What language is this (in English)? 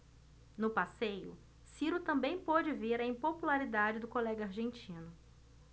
Portuguese